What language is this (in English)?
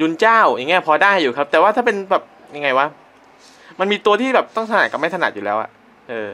Thai